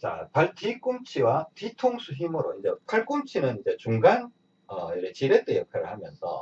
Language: Korean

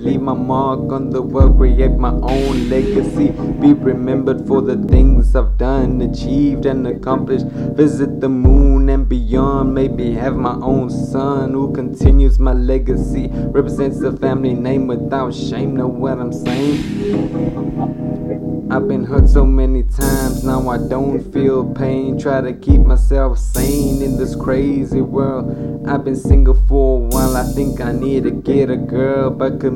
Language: English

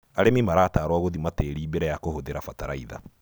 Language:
Kikuyu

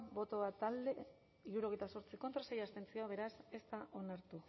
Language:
Basque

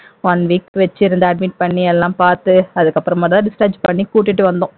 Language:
Tamil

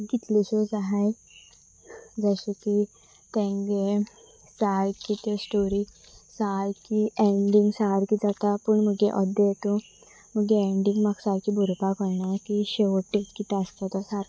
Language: Konkani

